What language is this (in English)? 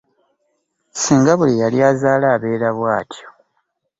Ganda